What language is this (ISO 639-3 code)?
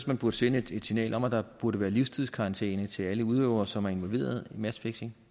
dan